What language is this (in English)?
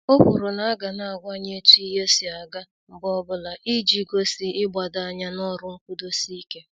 Igbo